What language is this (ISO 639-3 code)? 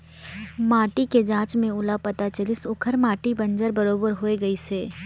hne